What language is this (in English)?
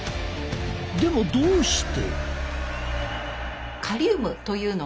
Japanese